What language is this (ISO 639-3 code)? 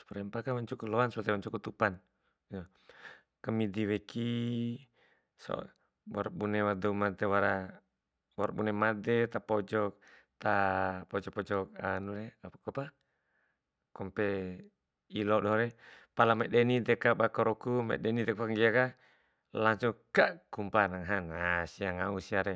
bhp